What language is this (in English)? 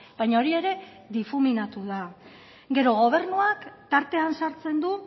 Basque